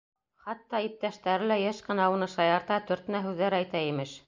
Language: Bashkir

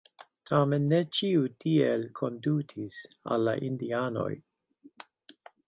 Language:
Esperanto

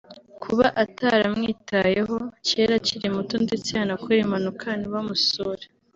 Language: Kinyarwanda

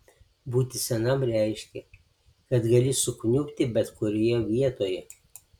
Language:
Lithuanian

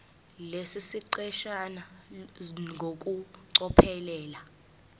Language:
Zulu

